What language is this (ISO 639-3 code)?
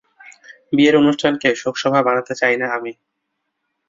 ben